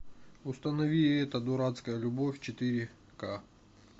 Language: Russian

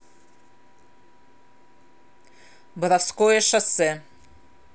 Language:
Russian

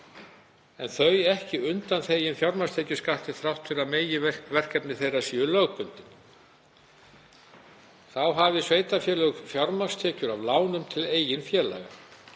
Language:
Icelandic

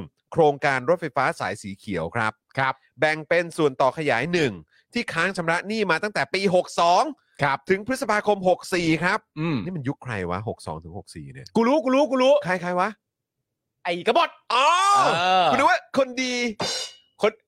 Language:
Thai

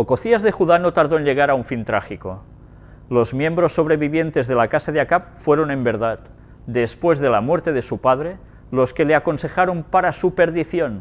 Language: Spanish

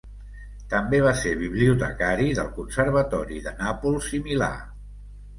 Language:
Catalan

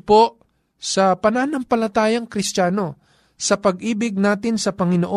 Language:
Filipino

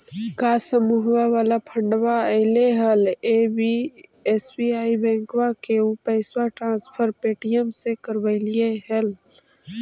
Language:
Magahi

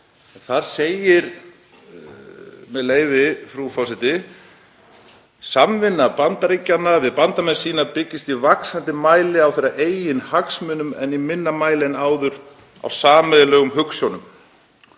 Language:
Icelandic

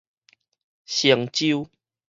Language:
Min Nan Chinese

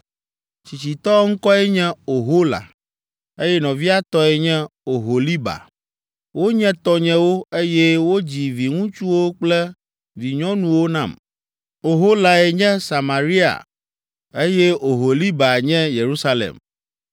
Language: Ewe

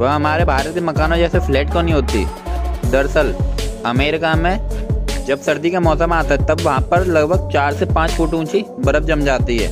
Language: Hindi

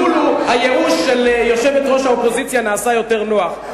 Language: Hebrew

